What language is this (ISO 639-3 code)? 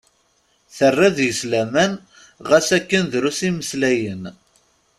kab